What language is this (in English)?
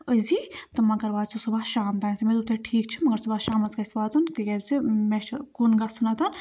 Kashmiri